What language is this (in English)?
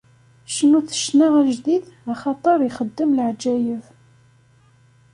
Kabyle